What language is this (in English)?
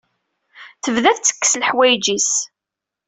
Kabyle